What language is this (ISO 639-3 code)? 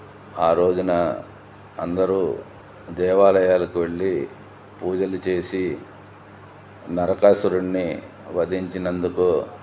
tel